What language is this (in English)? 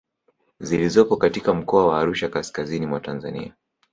Swahili